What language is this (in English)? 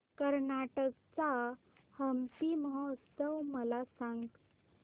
Marathi